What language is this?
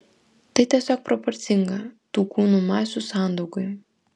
Lithuanian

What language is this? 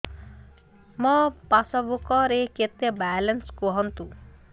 Odia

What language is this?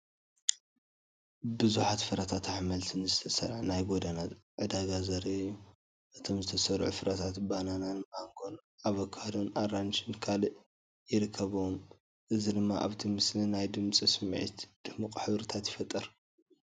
Tigrinya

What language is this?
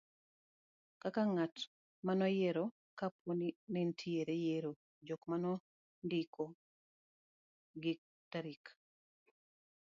Luo (Kenya and Tanzania)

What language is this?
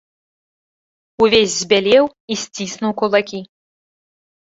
Belarusian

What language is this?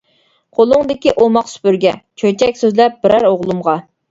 Uyghur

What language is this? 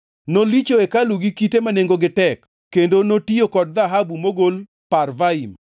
Luo (Kenya and Tanzania)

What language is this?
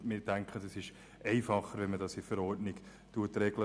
Swiss German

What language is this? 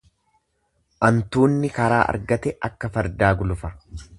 Oromo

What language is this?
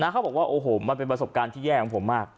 Thai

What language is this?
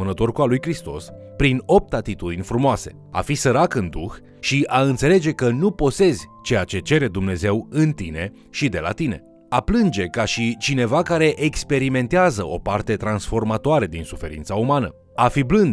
Romanian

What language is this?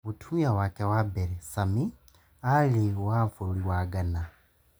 Kikuyu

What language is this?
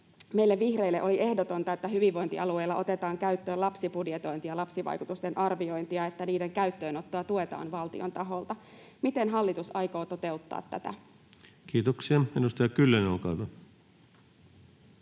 Finnish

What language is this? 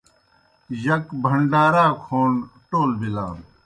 Kohistani Shina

